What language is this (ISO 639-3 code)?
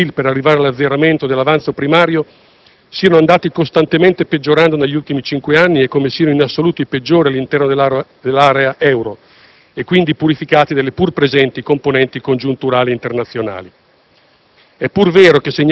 ita